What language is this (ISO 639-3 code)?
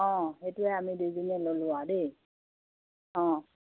asm